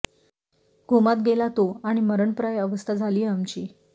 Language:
Marathi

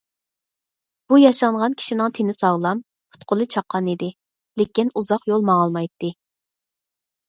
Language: Uyghur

